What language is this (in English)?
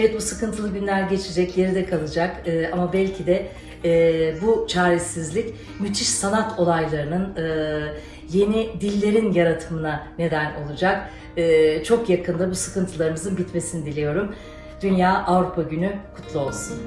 Turkish